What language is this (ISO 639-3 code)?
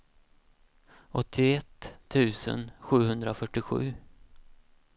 swe